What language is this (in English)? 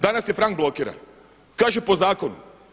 Croatian